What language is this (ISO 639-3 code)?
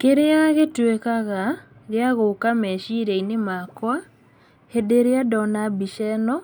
kik